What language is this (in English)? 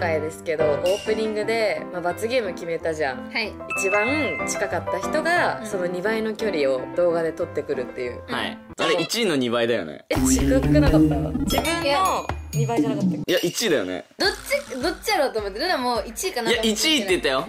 Japanese